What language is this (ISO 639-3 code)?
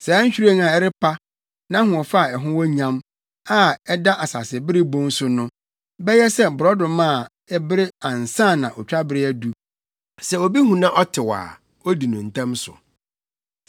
aka